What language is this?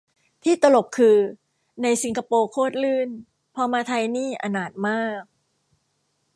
Thai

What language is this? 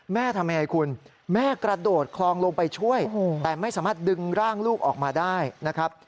Thai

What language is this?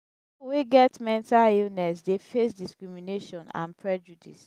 Nigerian Pidgin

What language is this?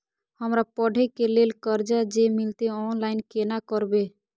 Maithili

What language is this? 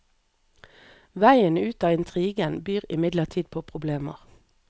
Norwegian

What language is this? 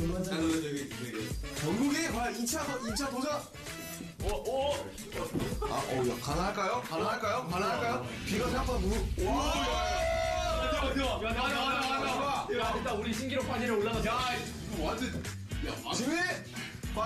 Korean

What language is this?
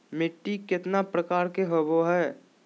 Magahi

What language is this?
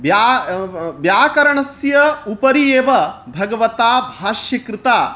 Sanskrit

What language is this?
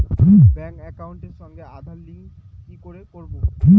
Bangla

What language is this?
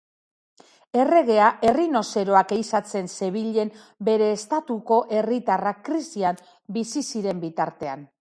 Basque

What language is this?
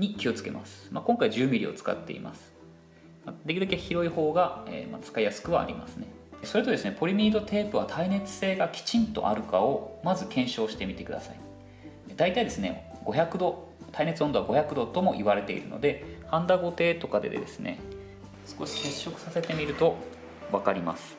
Japanese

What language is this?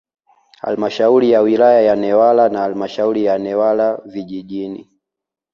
Swahili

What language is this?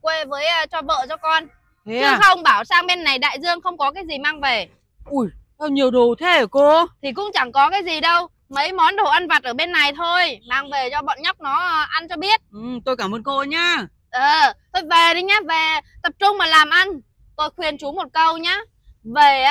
Vietnamese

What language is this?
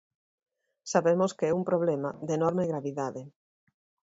Galician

